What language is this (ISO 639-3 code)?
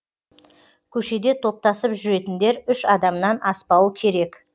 kaz